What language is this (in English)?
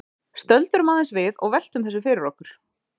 Icelandic